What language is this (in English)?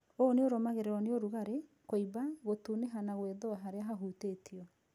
Kikuyu